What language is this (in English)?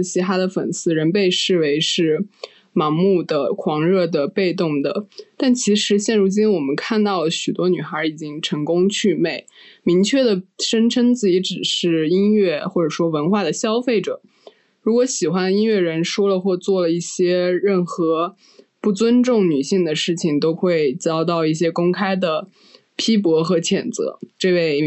Chinese